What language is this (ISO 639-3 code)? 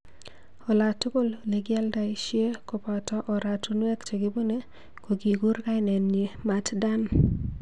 kln